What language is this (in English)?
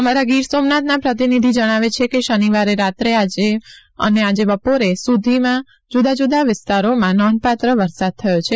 Gujarati